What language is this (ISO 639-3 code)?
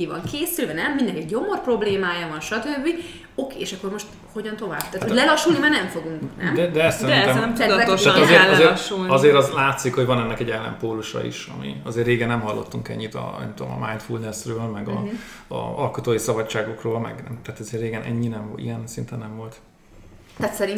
hun